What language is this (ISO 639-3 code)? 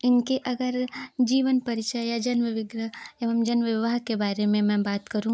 hin